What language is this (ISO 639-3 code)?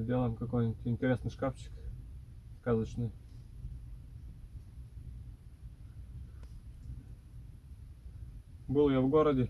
rus